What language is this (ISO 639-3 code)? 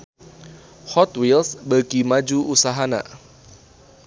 sun